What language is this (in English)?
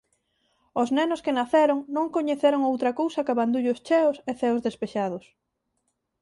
Galician